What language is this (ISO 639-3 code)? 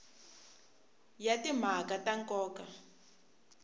tso